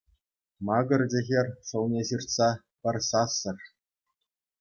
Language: Chuvash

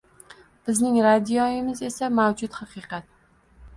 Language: Uzbek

